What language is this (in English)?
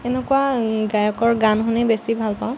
Assamese